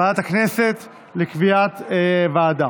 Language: Hebrew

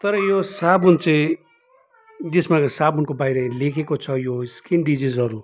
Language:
Nepali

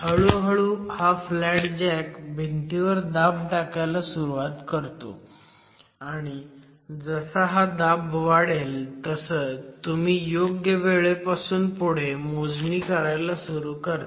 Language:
Marathi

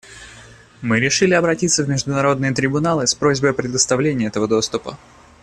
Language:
Russian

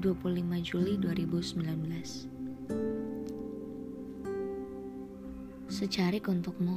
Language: Indonesian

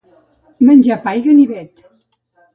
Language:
Catalan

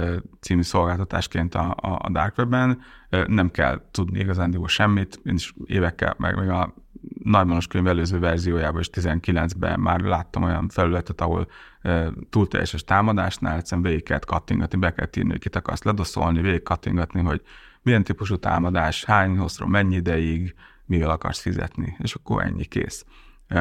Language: Hungarian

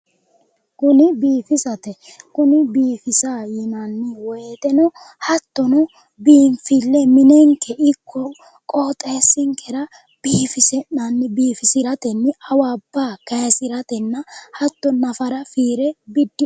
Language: Sidamo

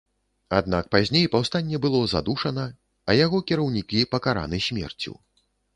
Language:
Belarusian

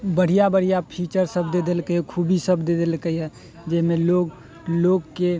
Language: Maithili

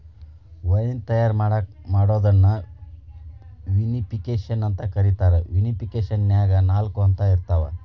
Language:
Kannada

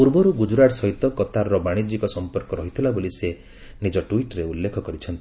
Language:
Odia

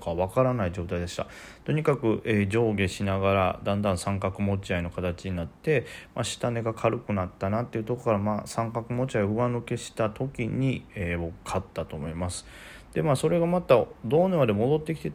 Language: Japanese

